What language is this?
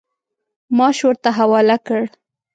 Pashto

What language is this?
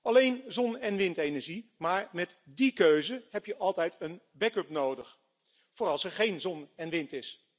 Dutch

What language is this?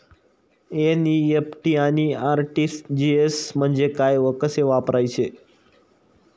Marathi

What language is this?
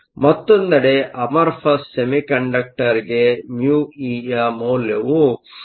Kannada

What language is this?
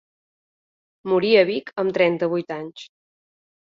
Catalan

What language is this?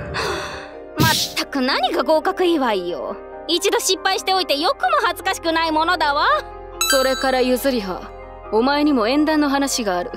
Japanese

